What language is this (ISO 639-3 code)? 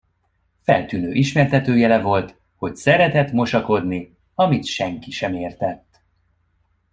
hun